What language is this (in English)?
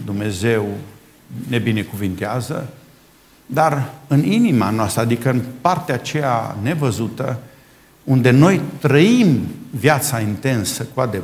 Romanian